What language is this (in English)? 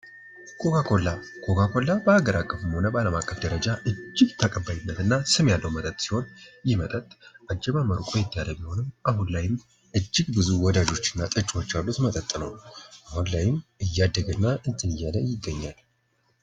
Amharic